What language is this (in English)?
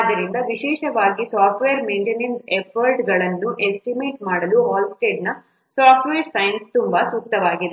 Kannada